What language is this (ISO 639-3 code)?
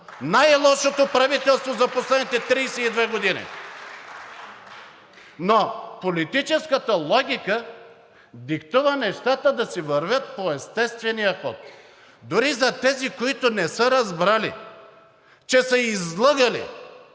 bul